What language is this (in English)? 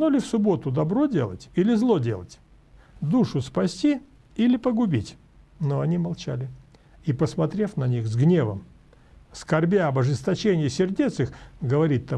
Russian